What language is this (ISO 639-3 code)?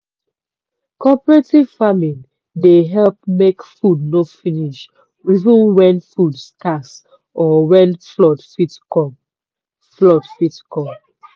pcm